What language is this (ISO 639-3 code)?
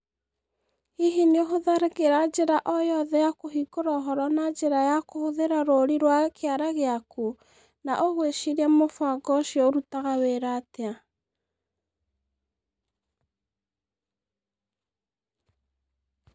kik